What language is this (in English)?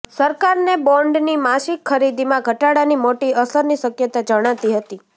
Gujarati